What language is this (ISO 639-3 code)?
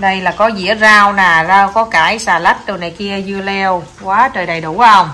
vie